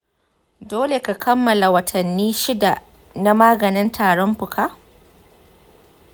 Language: Hausa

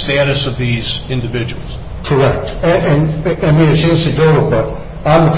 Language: English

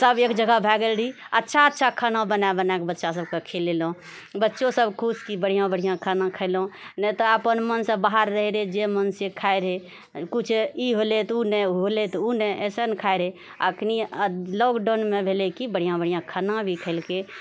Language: Maithili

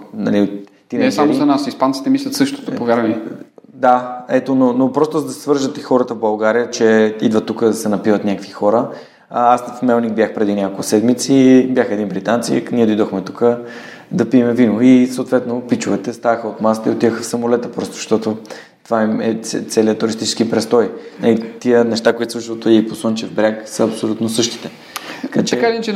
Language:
Bulgarian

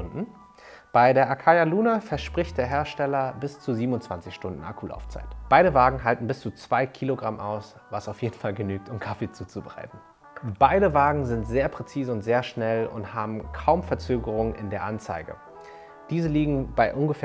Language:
German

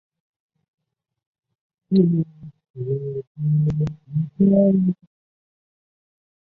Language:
Chinese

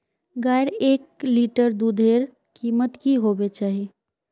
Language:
Magahi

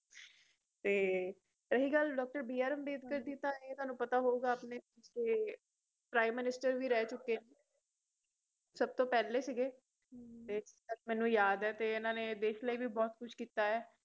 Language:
Punjabi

